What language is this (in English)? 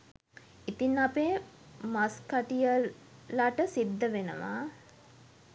Sinhala